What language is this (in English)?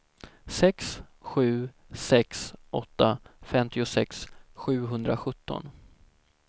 Swedish